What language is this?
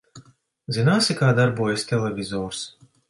Latvian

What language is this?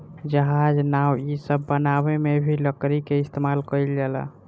Bhojpuri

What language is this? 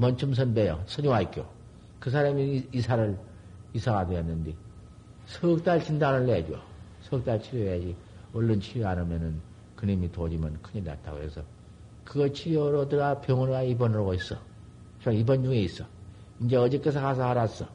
Korean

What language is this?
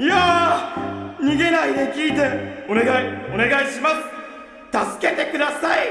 Japanese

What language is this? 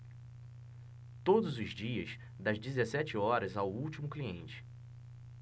Portuguese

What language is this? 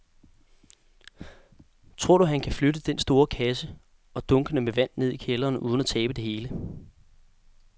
Danish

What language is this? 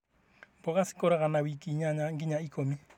Kikuyu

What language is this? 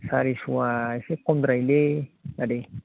Bodo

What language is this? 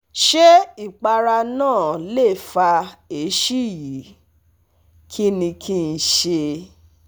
Yoruba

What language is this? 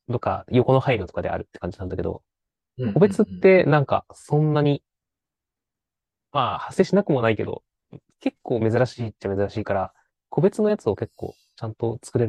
Japanese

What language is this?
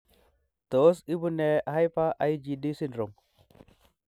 Kalenjin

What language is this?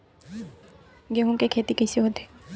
Chhattisgarhi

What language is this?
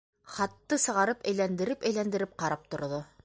Bashkir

